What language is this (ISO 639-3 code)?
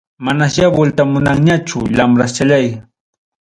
quy